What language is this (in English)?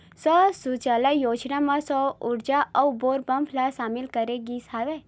Chhattisgarhi